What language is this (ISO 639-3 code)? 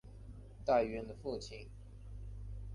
zho